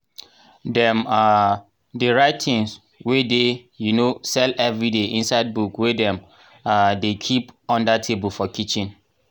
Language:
Nigerian Pidgin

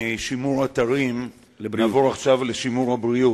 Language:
Hebrew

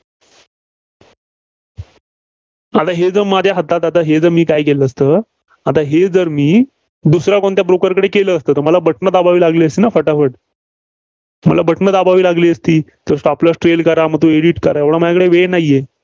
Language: Marathi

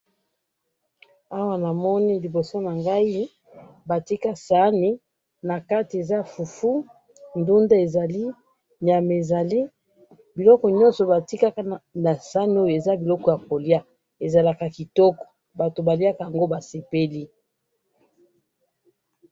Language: Lingala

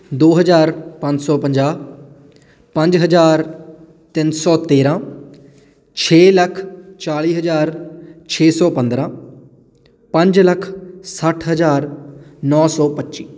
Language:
Punjabi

